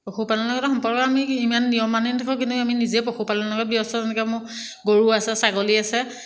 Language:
Assamese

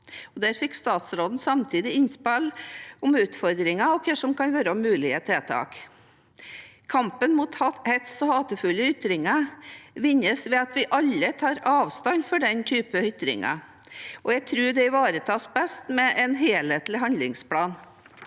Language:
Norwegian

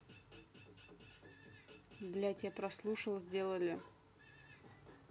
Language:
Russian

